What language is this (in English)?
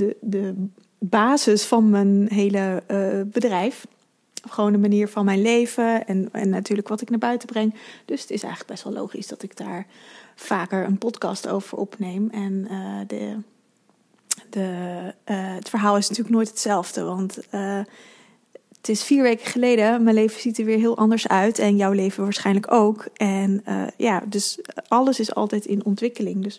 Dutch